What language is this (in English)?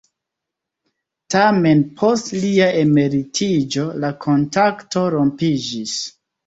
Esperanto